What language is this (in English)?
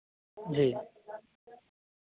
Hindi